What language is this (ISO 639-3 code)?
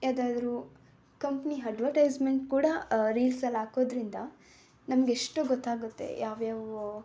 kan